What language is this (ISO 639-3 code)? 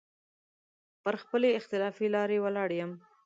pus